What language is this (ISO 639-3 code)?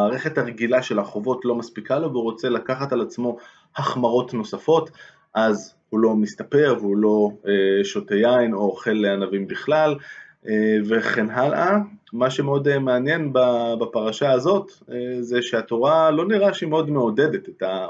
heb